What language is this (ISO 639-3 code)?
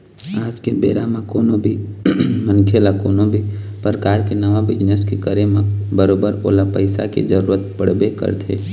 hne